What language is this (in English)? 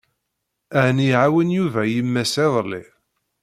Kabyle